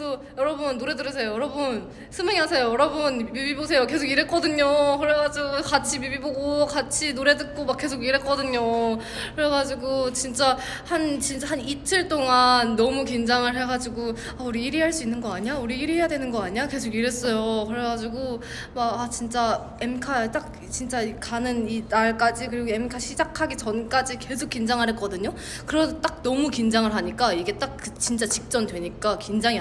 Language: Korean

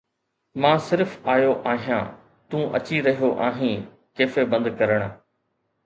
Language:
Sindhi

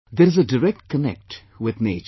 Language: English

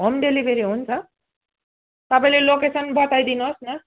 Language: Nepali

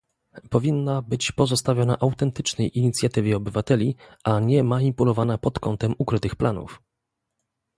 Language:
Polish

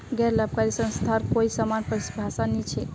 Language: Magahi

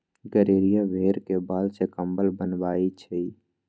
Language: Magahi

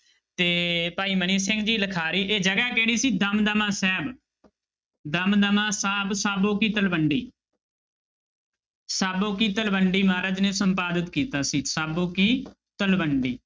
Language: Punjabi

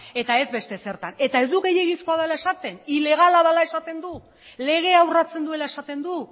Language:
Basque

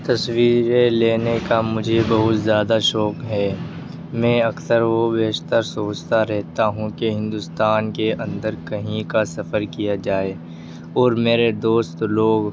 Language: Urdu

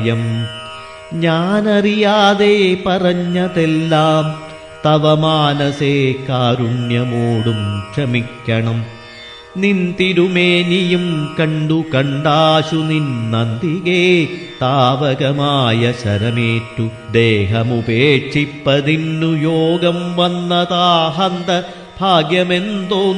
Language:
Malayalam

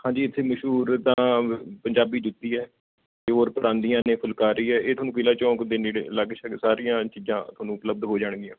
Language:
Punjabi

